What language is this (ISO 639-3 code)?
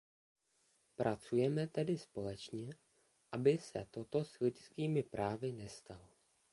ces